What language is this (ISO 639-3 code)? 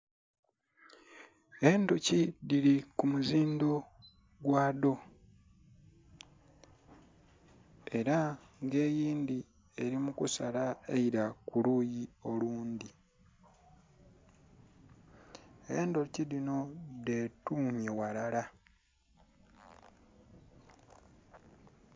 xog